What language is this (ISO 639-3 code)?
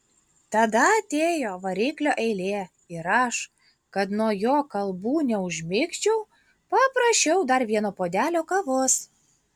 lit